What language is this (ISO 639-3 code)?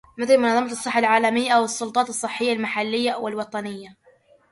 ara